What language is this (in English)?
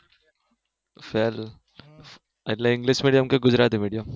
Gujarati